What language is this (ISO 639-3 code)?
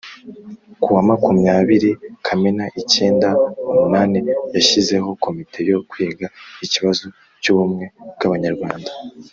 kin